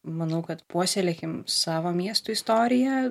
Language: Lithuanian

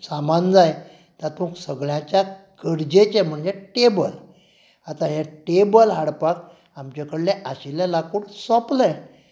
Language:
Konkani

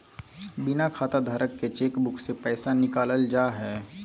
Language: Magahi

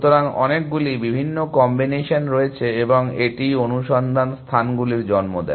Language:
Bangla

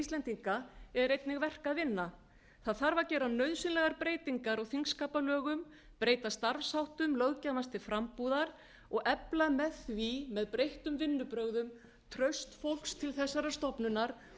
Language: Icelandic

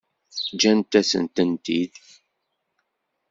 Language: Kabyle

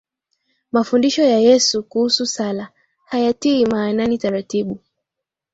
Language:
Swahili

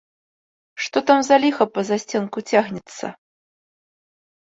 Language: Belarusian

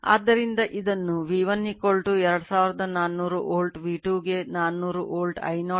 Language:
Kannada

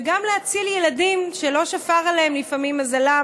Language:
Hebrew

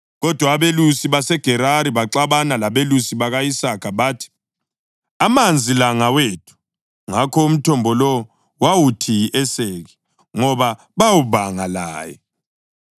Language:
North Ndebele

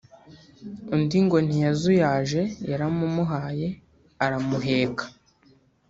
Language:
Kinyarwanda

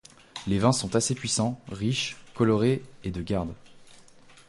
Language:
French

